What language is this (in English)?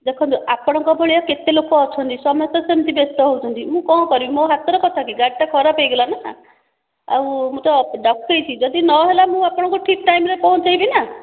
Odia